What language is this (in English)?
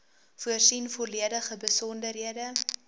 Afrikaans